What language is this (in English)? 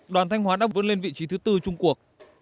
Vietnamese